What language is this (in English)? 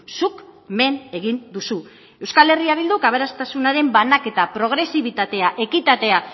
Basque